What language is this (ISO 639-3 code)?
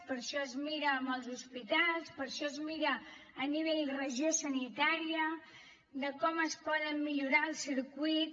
cat